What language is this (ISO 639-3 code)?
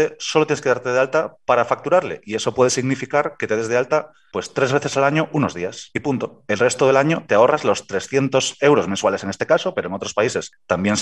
spa